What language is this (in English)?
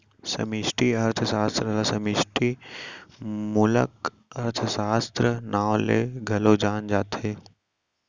Chhattisgarhi